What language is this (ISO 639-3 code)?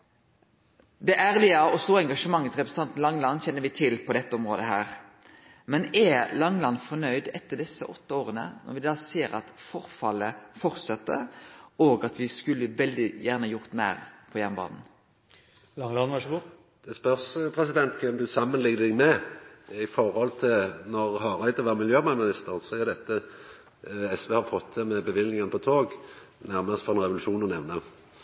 nno